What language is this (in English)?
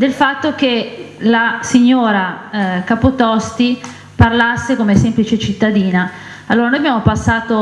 Italian